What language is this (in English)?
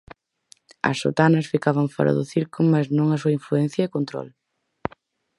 Galician